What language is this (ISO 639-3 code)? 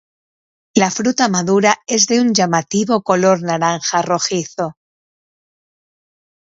spa